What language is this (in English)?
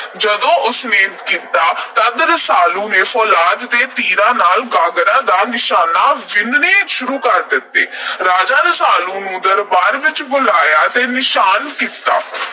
Punjabi